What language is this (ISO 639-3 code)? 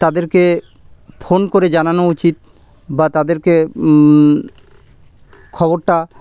ben